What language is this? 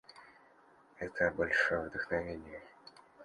Russian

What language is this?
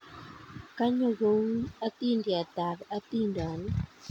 Kalenjin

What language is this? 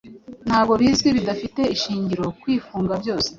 Kinyarwanda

